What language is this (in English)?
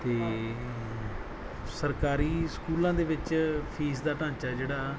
Punjabi